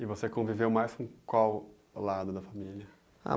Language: Portuguese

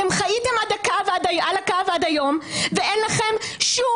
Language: Hebrew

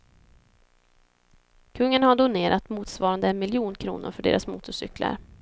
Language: Swedish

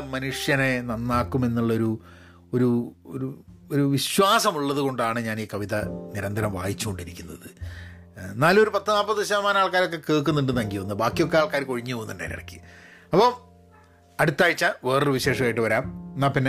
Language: Malayalam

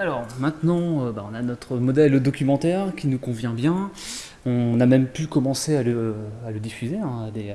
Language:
French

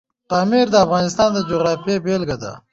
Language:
Pashto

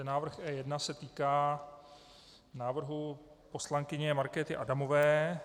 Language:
Czech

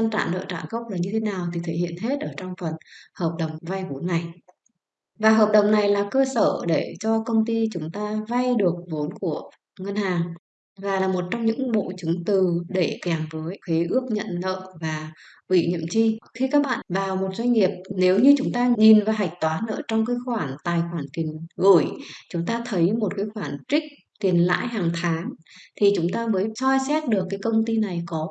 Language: Vietnamese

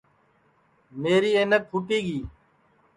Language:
Sansi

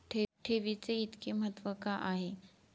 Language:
Marathi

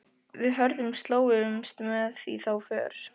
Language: Icelandic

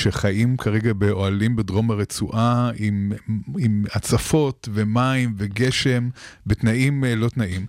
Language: Hebrew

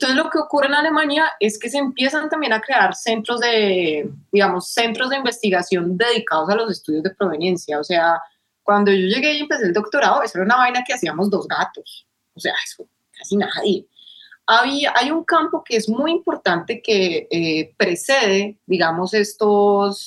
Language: Spanish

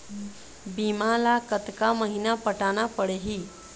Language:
Chhattisgarhi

